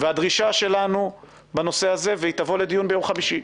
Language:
Hebrew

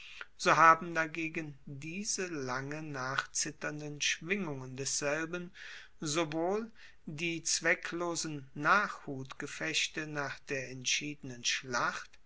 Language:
German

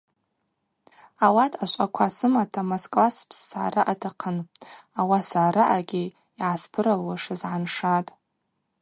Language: Abaza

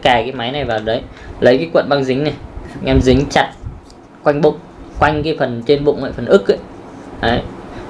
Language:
Vietnamese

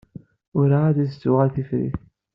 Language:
Kabyle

